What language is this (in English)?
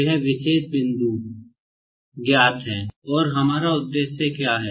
Hindi